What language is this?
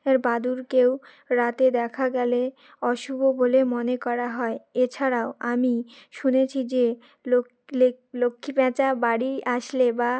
Bangla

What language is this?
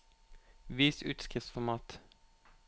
Norwegian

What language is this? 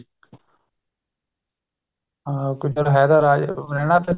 Punjabi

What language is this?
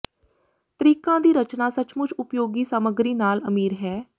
Punjabi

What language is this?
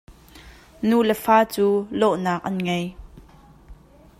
Hakha Chin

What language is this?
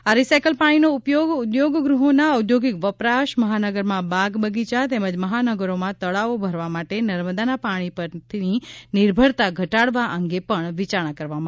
Gujarati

